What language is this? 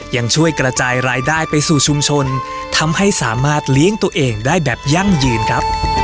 Thai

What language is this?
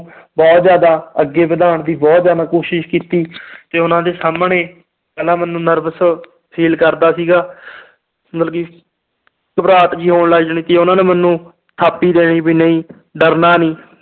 Punjabi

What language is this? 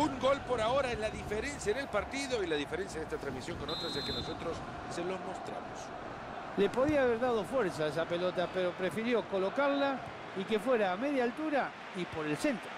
Spanish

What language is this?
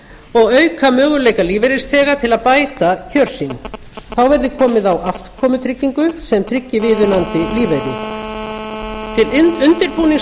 Icelandic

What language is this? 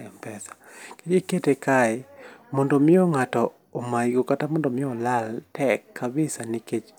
Luo (Kenya and Tanzania)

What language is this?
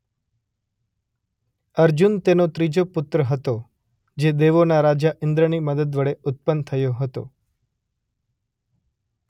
Gujarati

